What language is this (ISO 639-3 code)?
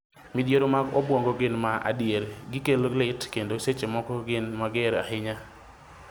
luo